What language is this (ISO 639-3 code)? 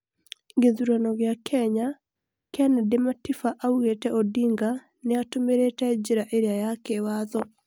kik